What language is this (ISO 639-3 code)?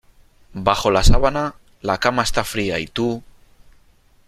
spa